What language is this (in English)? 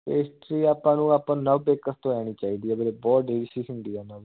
Punjabi